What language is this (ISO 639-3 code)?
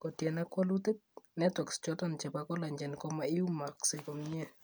kln